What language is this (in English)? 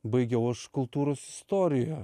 Lithuanian